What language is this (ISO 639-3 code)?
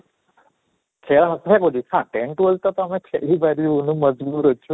ori